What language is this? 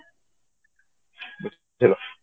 Odia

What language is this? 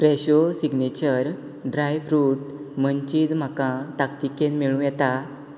Konkani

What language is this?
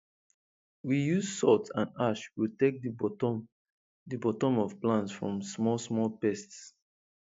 Nigerian Pidgin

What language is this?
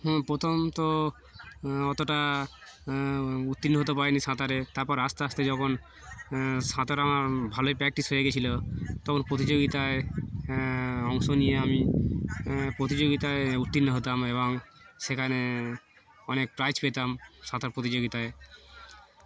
Bangla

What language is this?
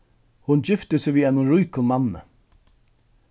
Faroese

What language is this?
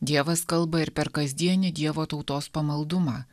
Lithuanian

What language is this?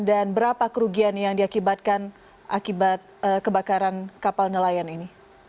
Indonesian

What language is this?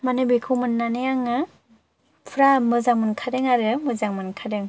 Bodo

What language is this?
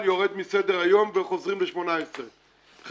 Hebrew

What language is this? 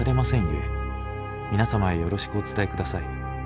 Japanese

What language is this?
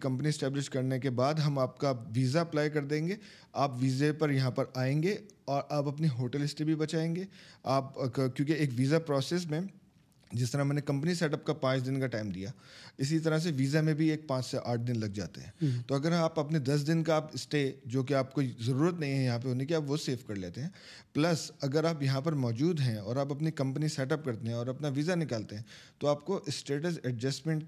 Urdu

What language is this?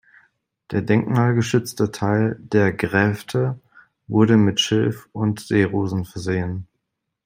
German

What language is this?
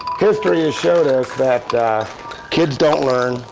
English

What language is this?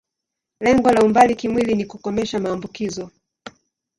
Swahili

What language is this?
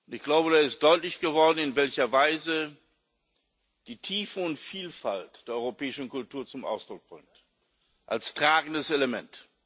German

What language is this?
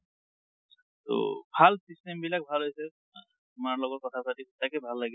Assamese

